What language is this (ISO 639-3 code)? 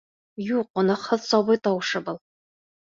bak